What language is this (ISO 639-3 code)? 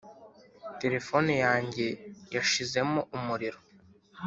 kin